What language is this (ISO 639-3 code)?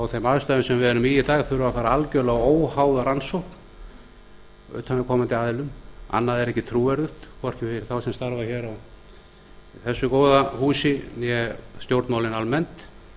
isl